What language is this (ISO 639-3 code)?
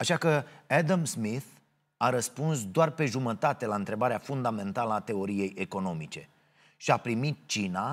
ron